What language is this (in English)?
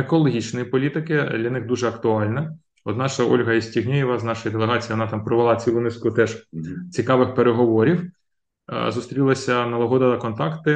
Ukrainian